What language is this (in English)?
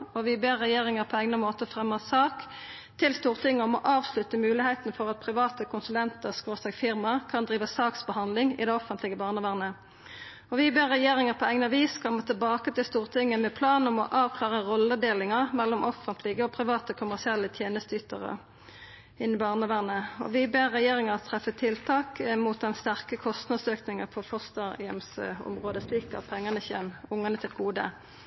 Norwegian Nynorsk